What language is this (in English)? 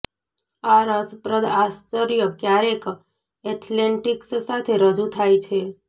Gujarati